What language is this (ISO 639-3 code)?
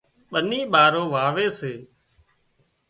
kxp